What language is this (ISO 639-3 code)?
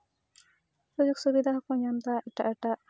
sat